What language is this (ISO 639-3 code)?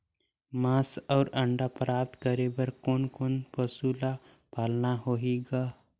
hne